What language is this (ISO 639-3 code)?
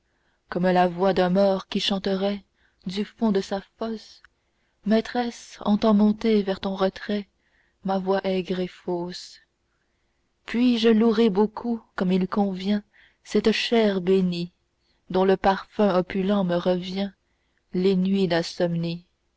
fra